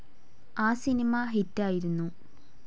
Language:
Malayalam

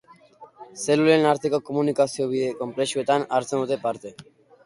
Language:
Basque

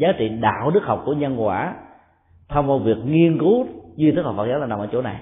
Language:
Vietnamese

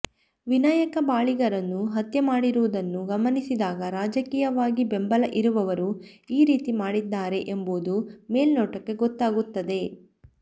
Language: Kannada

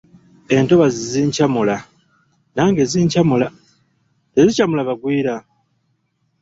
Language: Ganda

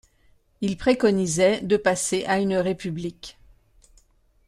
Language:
French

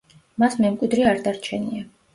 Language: Georgian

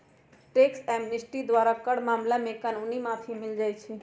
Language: Magahi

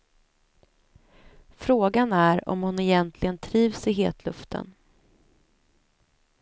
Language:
Swedish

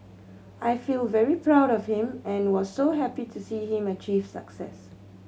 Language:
English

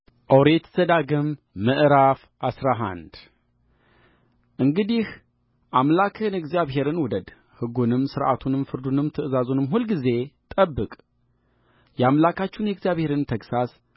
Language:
Amharic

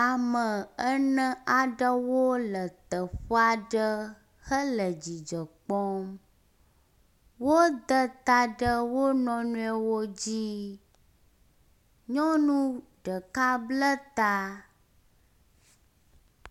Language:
Ewe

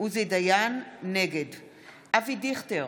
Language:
Hebrew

